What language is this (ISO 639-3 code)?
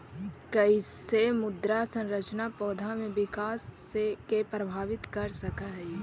mag